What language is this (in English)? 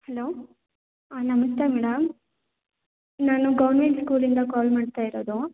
Kannada